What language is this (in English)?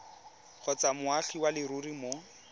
Tswana